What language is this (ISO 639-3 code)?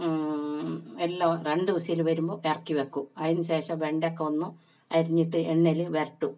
mal